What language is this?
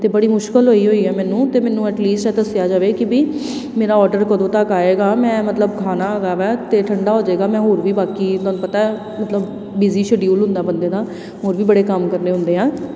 Punjabi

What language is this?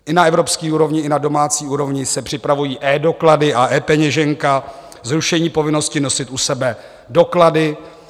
Czech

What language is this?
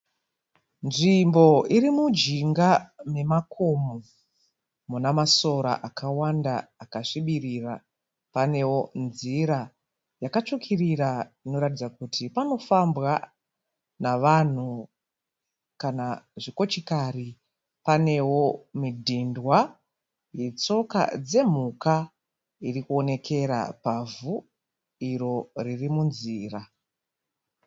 Shona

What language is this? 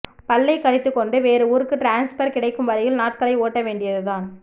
Tamil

